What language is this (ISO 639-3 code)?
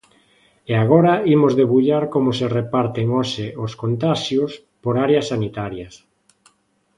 glg